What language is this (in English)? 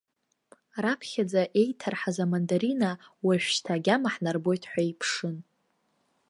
Abkhazian